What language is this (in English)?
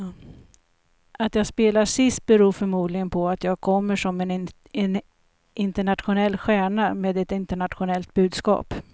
Swedish